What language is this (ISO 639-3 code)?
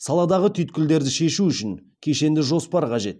kaz